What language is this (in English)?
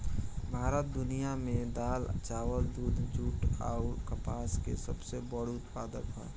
Bhojpuri